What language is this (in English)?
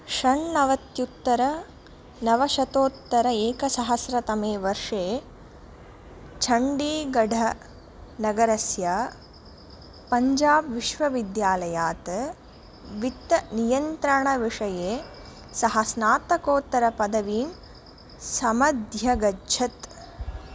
Sanskrit